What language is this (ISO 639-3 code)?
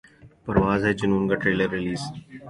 urd